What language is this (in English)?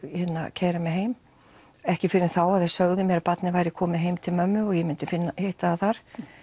Icelandic